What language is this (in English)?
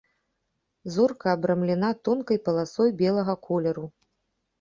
Belarusian